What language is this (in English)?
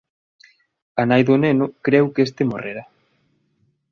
Galician